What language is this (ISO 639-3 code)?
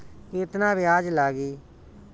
bho